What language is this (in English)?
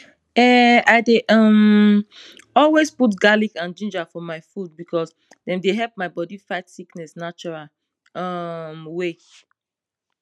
Nigerian Pidgin